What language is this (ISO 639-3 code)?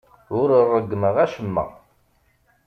kab